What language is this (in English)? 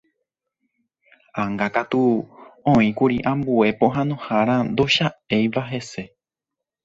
Guarani